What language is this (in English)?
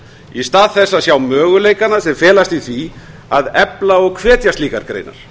Icelandic